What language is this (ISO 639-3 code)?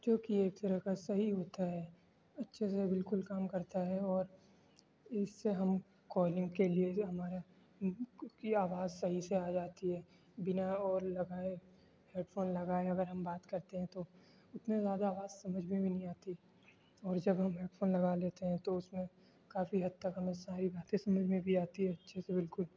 urd